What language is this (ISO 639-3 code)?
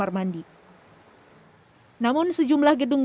ind